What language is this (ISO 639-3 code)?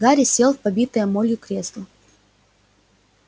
rus